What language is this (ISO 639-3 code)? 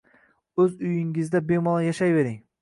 uzb